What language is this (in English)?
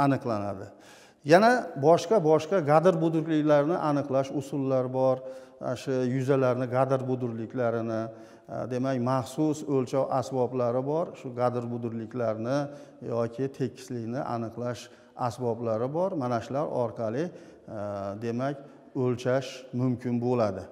Turkish